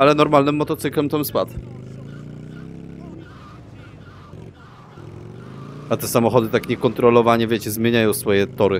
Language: Polish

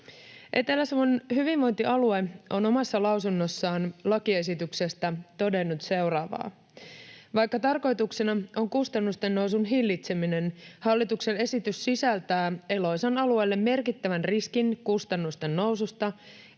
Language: Finnish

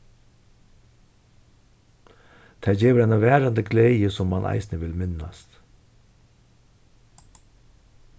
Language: Faroese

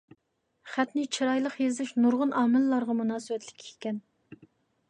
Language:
Uyghur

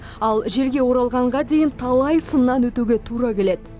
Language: Kazakh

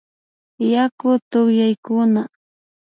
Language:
Imbabura Highland Quichua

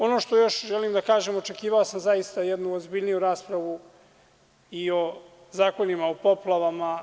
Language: Serbian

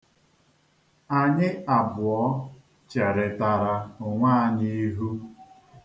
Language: Igbo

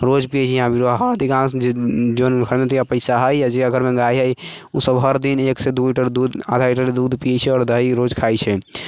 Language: Maithili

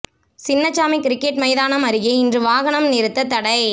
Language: Tamil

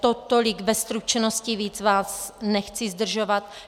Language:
Czech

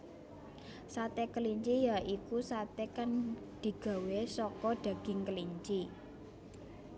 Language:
Javanese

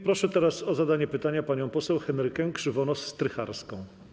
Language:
Polish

